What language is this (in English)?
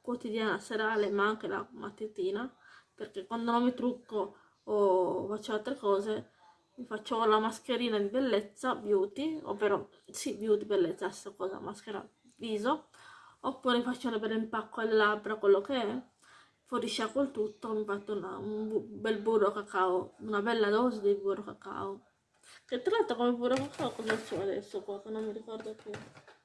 Italian